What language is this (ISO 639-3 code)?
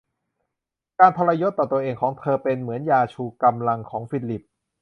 tha